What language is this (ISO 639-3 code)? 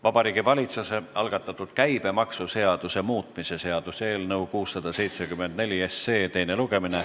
est